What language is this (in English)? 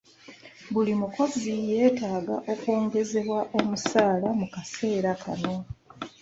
Ganda